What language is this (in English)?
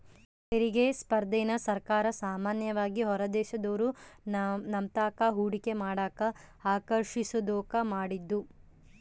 Kannada